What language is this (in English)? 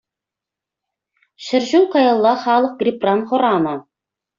Chuvash